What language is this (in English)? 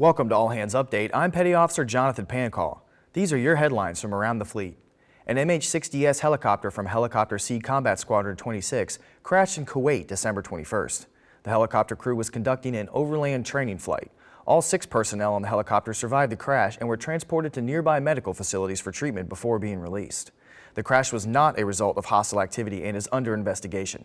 English